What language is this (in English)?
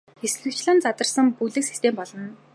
Mongolian